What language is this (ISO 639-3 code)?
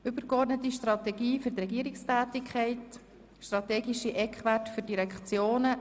gsw